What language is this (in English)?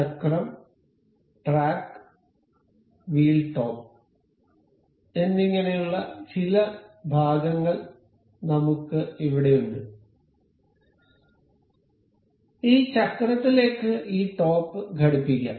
Malayalam